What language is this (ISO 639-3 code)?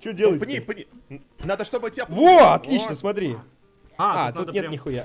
rus